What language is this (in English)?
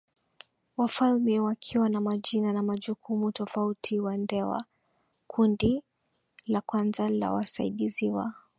Swahili